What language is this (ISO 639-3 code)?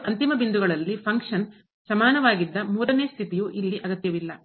kan